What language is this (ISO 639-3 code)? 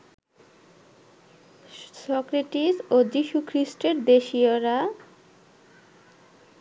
ben